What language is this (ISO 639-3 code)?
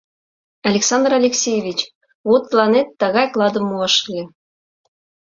chm